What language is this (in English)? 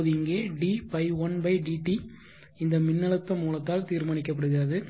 Tamil